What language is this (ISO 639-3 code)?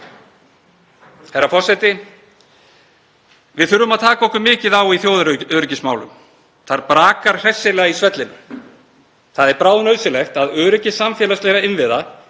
isl